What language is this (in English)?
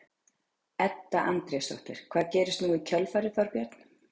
Icelandic